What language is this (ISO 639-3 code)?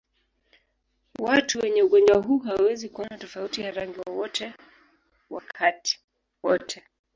swa